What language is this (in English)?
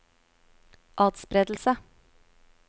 Norwegian